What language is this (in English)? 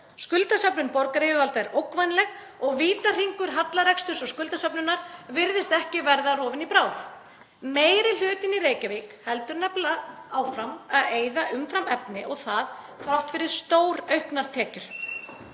Icelandic